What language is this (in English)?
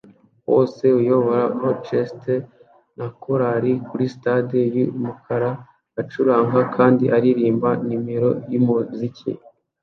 Kinyarwanda